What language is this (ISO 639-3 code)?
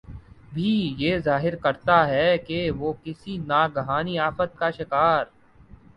urd